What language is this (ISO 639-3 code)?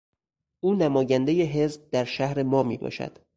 fas